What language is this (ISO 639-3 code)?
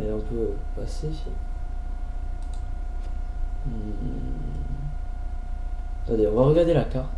fra